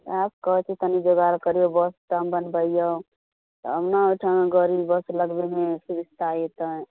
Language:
Maithili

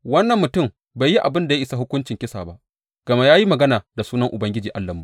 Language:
Hausa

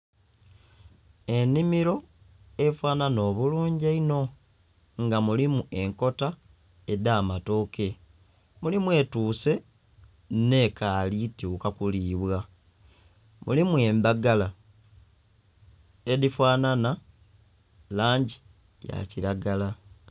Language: Soga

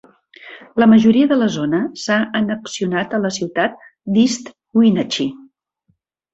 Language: Catalan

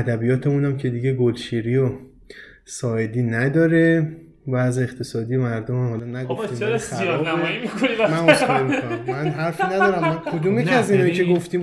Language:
Persian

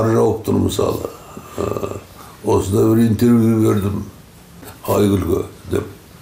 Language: Turkish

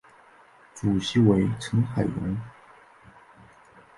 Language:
Chinese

